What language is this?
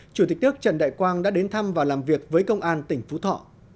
Vietnamese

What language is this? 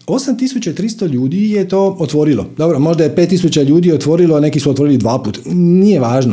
Croatian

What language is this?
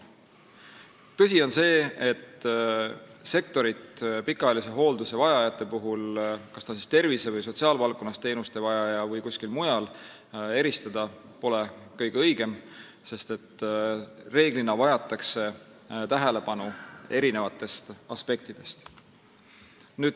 Estonian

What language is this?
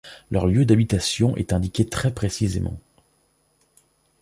French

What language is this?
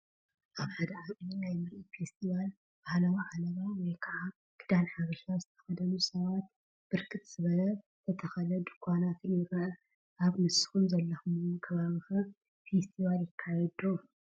Tigrinya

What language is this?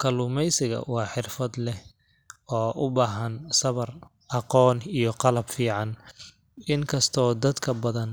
Somali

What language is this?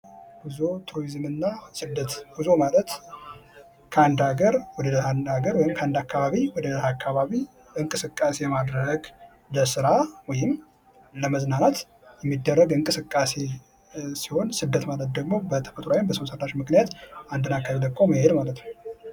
Amharic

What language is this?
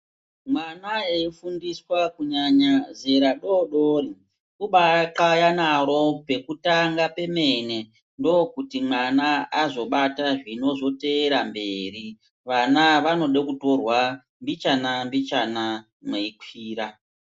Ndau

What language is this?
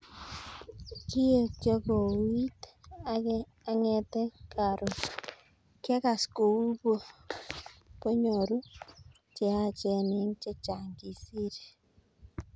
Kalenjin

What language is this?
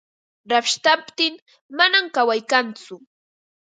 Ambo-Pasco Quechua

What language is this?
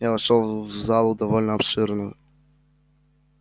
Russian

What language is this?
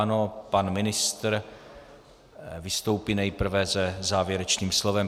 Czech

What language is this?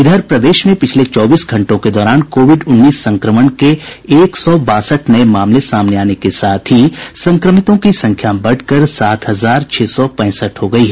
Hindi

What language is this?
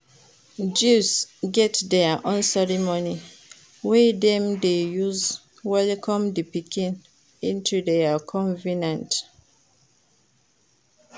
Nigerian Pidgin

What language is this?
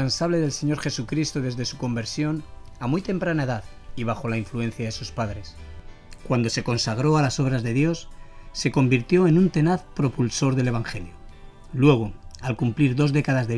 Spanish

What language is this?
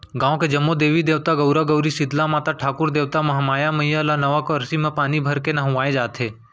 Chhattisgarhi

